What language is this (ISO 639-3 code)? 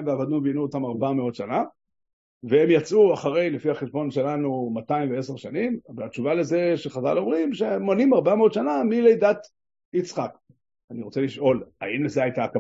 heb